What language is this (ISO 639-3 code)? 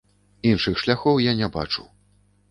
bel